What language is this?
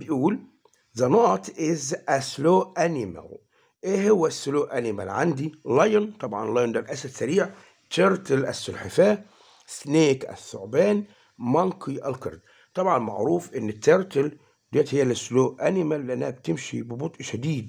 Arabic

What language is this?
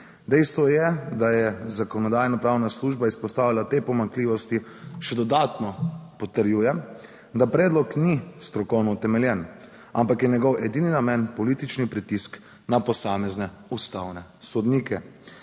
Slovenian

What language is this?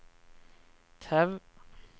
Norwegian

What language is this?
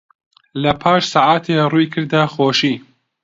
Central Kurdish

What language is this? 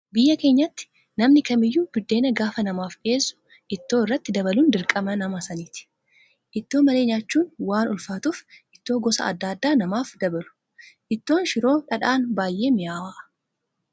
Oromo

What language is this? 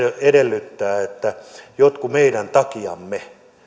Finnish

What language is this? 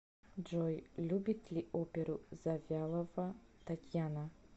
Russian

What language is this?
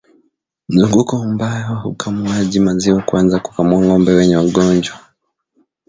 Swahili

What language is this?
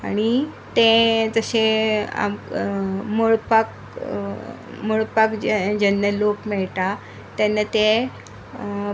Konkani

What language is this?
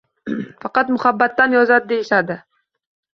Uzbek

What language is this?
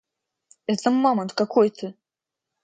Russian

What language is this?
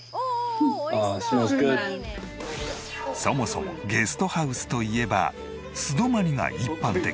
Japanese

